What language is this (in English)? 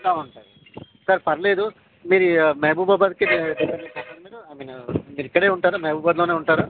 Telugu